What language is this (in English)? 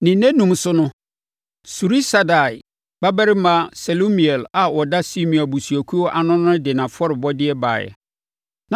Akan